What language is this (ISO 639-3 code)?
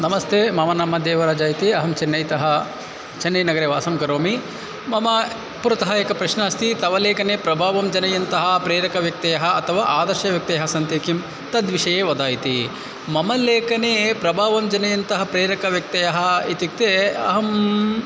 san